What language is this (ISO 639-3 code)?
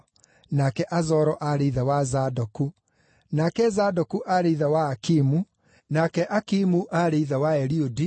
kik